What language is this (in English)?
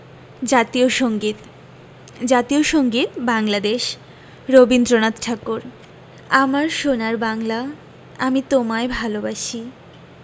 Bangla